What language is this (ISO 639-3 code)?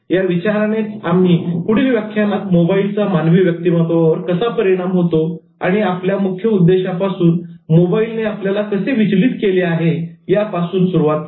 mar